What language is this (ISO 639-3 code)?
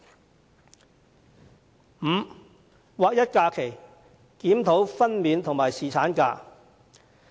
yue